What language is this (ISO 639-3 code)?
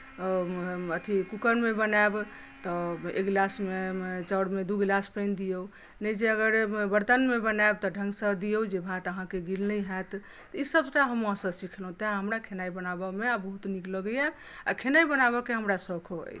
mai